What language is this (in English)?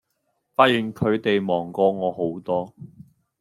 Cantonese